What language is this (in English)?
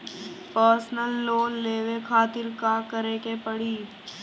Bhojpuri